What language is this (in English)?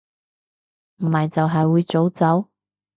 Cantonese